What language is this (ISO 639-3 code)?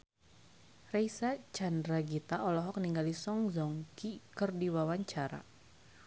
sun